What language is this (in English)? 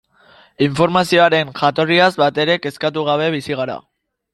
Basque